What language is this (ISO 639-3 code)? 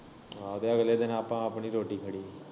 pan